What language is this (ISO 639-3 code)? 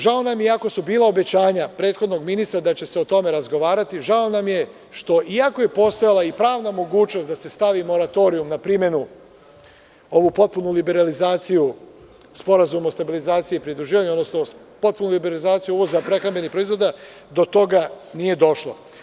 srp